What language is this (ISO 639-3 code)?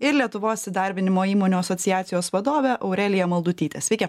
lit